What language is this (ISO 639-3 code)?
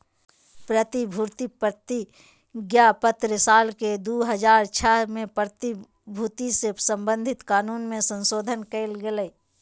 mag